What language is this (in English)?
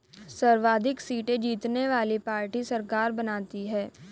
Hindi